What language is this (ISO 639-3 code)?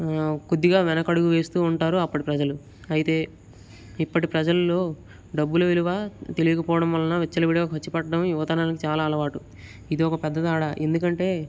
tel